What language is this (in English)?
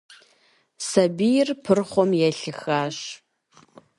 Kabardian